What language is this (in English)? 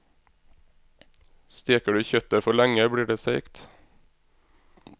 Norwegian